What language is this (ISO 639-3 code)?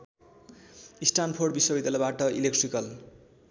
nep